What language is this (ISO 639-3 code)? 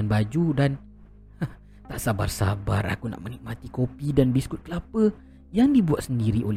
msa